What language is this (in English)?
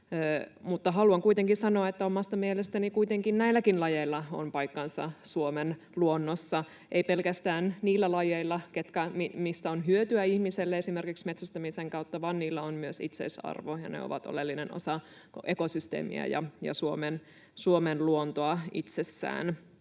Finnish